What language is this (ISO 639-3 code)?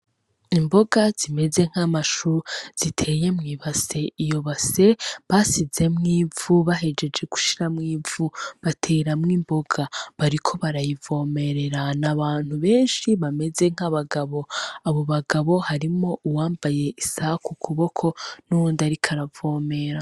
run